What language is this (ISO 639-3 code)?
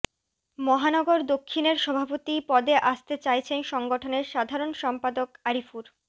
ben